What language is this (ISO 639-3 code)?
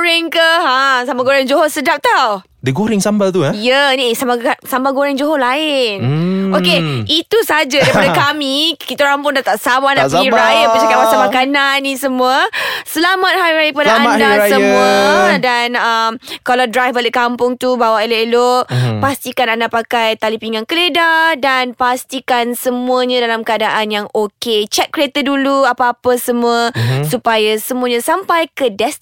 msa